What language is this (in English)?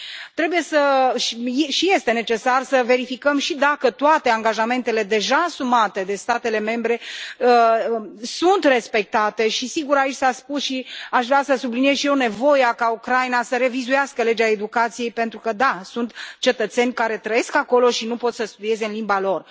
Romanian